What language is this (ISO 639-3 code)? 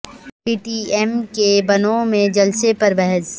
urd